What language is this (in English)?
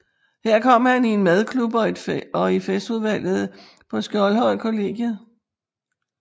Danish